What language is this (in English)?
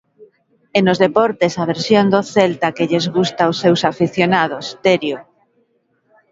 Galician